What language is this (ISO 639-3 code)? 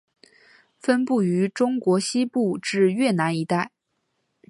zho